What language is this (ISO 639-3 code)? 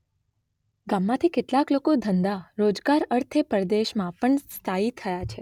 guj